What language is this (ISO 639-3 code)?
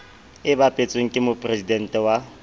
sot